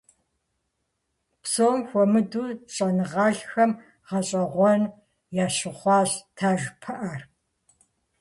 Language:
Kabardian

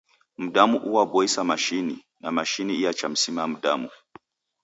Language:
Taita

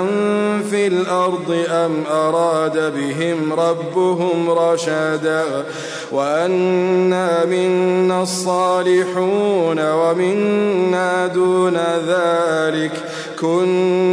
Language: Arabic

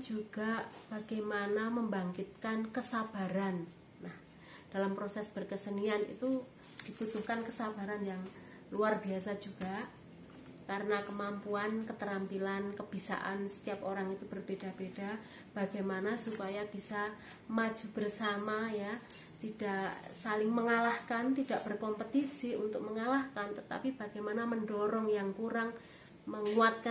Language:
Indonesian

